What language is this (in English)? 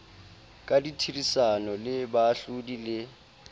Southern Sotho